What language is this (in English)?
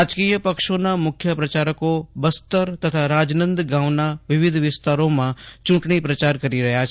Gujarati